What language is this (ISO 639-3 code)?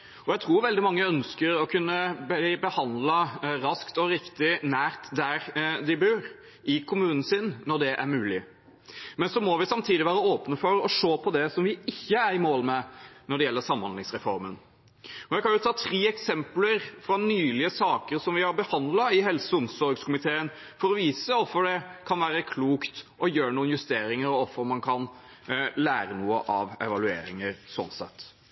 nob